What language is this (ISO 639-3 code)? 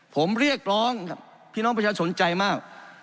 tha